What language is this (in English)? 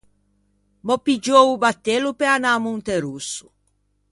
Ligurian